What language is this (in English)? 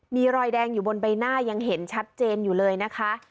Thai